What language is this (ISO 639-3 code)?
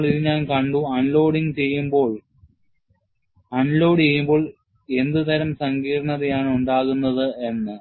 mal